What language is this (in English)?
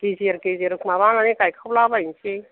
Bodo